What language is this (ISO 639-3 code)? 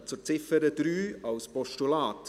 gsw